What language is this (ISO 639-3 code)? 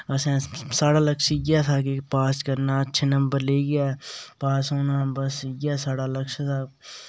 doi